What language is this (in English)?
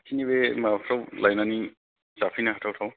Bodo